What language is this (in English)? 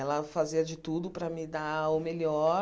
Portuguese